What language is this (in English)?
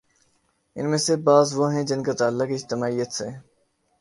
Urdu